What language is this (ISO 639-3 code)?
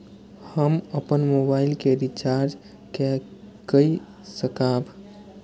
mai